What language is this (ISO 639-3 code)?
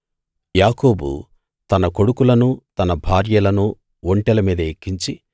tel